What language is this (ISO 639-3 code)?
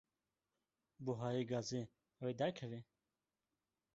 kur